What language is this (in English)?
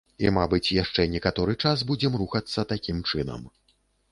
Belarusian